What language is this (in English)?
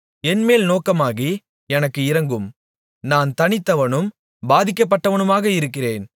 Tamil